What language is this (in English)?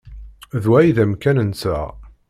Kabyle